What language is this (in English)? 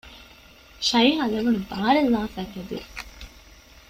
Divehi